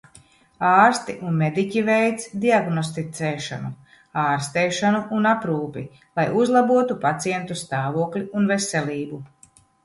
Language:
Latvian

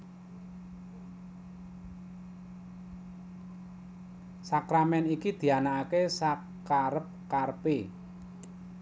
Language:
Javanese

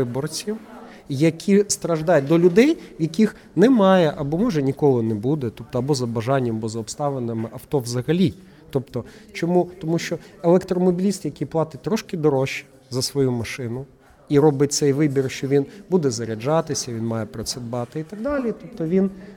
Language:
Ukrainian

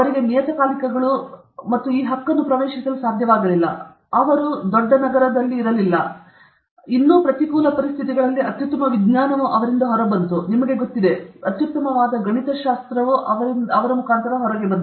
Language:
Kannada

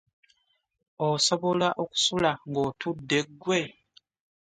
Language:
Ganda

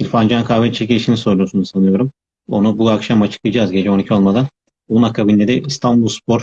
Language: Turkish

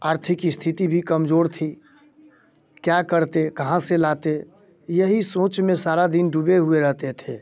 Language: Hindi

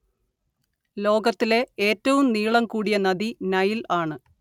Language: Malayalam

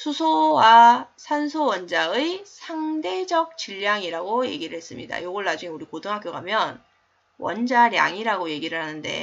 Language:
Korean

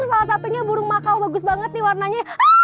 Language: Indonesian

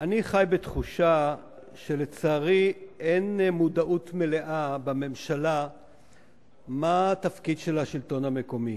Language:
Hebrew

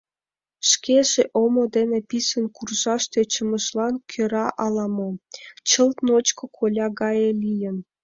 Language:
Mari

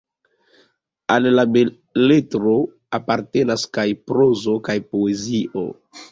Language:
Esperanto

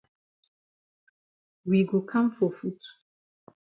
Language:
Cameroon Pidgin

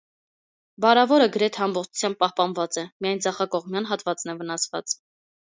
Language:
Armenian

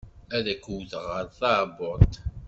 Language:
Kabyle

